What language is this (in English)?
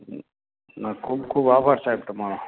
Gujarati